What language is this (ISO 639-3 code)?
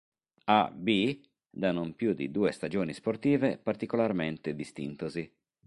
ita